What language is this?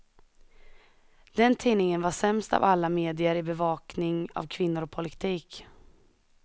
Swedish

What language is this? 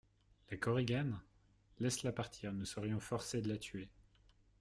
French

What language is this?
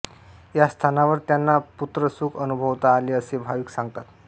Marathi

